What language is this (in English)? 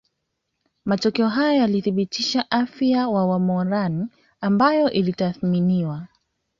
Swahili